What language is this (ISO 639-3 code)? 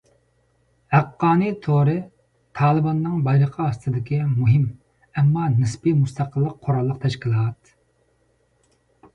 uig